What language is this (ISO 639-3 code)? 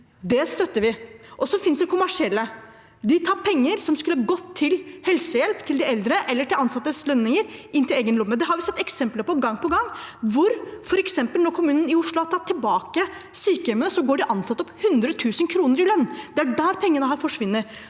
nor